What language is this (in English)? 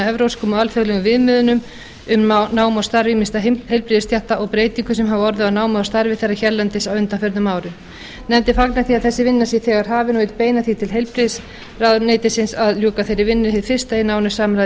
Icelandic